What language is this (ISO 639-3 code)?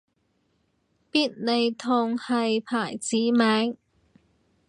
yue